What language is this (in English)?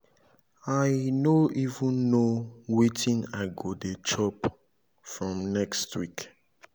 Nigerian Pidgin